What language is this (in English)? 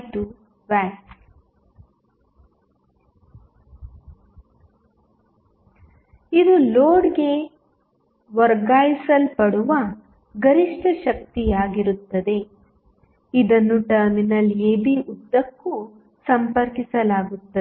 Kannada